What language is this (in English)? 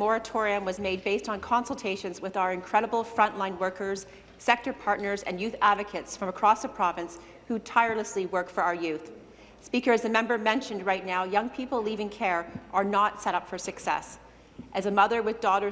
English